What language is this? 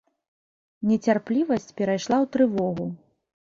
Belarusian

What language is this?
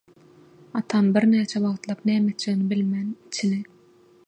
Turkmen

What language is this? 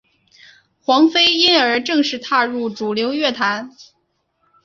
Chinese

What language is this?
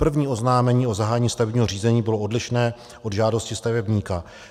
Czech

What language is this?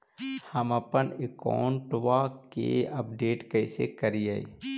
Magahi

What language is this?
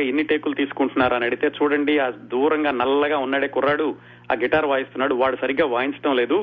Telugu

